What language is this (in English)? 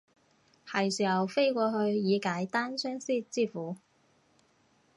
Cantonese